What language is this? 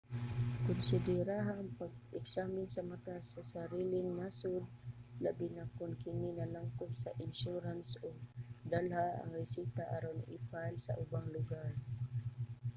Cebuano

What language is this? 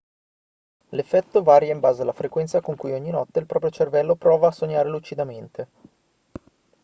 Italian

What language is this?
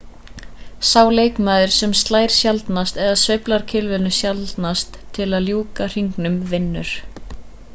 Icelandic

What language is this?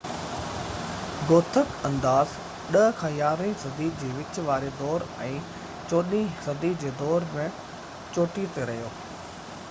Sindhi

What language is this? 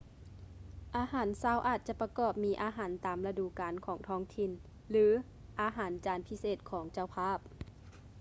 Lao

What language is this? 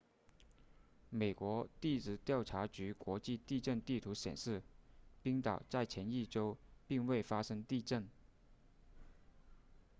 Chinese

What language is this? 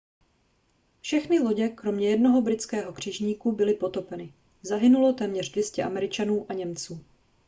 Czech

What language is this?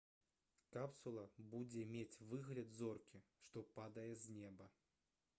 Belarusian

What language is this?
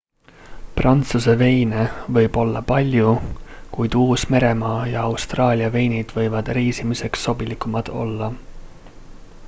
Estonian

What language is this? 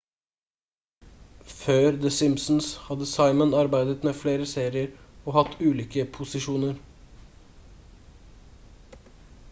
Norwegian Bokmål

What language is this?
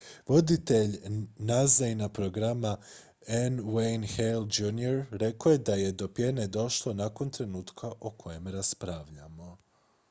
Croatian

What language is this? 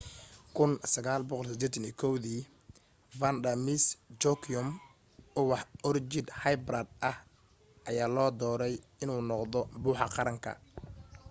Somali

